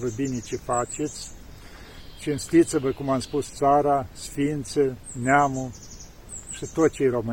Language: Romanian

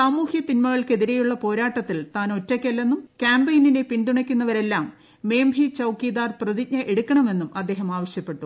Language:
Malayalam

